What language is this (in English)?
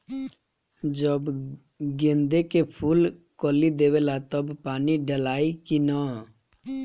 Bhojpuri